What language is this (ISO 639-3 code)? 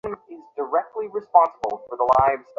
ben